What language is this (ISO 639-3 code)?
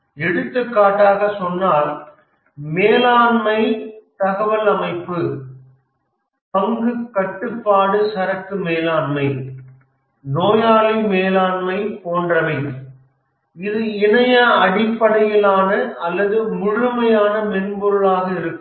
tam